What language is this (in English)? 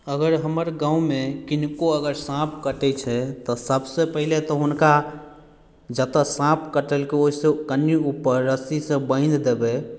Maithili